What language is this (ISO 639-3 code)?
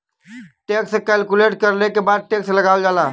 bho